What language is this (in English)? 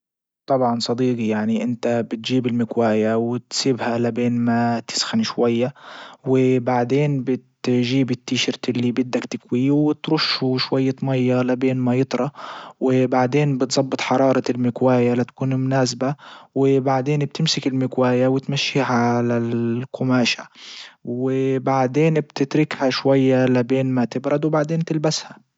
Libyan Arabic